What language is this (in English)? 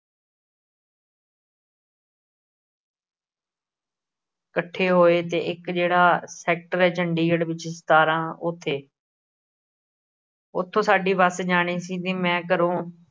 Punjabi